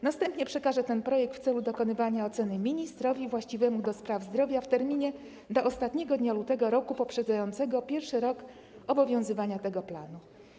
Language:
Polish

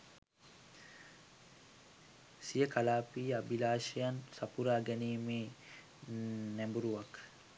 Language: Sinhala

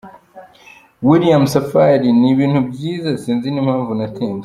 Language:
Kinyarwanda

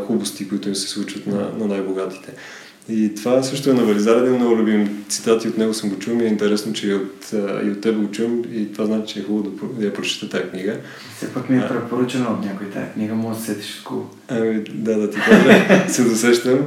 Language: Bulgarian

